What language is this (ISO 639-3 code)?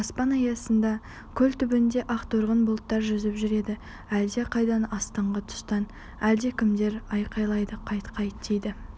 kaz